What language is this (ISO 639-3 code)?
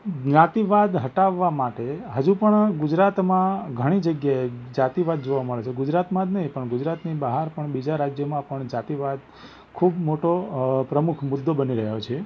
guj